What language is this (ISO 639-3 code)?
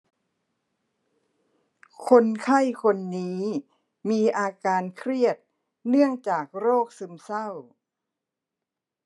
tha